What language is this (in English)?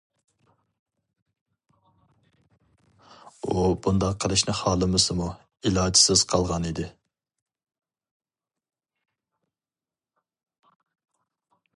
Uyghur